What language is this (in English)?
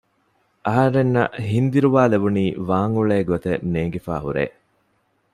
Divehi